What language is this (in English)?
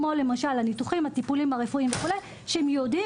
Hebrew